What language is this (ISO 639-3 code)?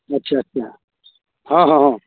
mai